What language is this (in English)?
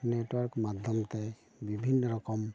Santali